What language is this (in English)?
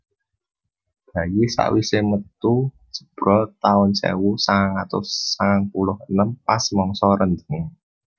Javanese